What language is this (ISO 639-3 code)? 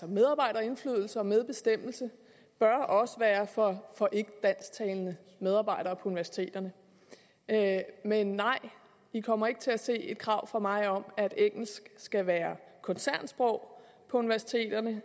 dan